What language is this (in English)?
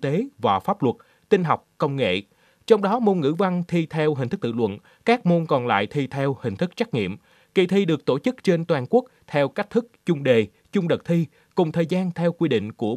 Vietnamese